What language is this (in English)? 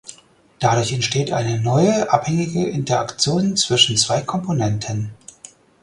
German